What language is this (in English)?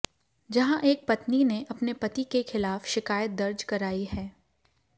Hindi